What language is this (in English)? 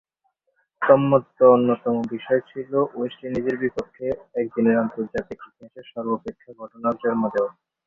Bangla